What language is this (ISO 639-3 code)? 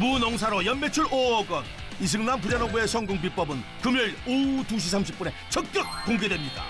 kor